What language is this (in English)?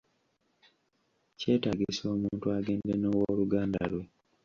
Ganda